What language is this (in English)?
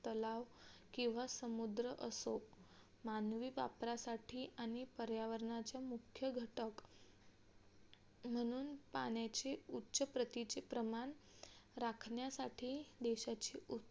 Marathi